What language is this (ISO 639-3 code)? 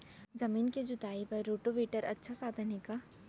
hne